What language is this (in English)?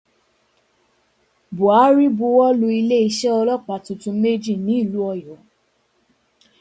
Yoruba